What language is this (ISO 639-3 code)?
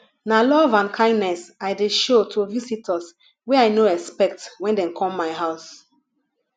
pcm